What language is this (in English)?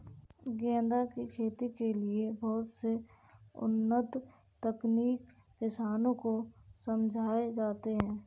Hindi